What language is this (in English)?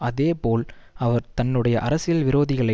Tamil